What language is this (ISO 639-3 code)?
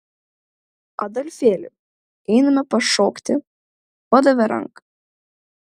lit